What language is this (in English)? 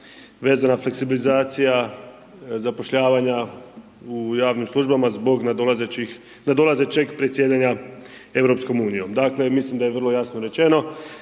Croatian